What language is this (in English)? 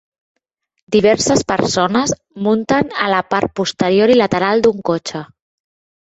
Catalan